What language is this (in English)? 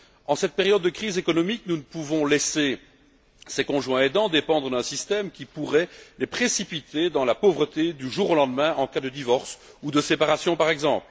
French